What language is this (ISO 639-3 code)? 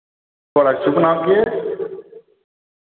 doi